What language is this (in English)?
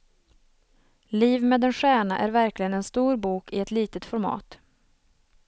Swedish